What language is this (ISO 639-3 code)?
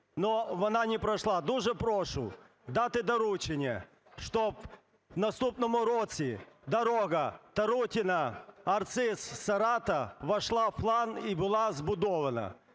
ukr